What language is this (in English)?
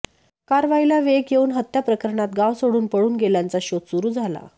Marathi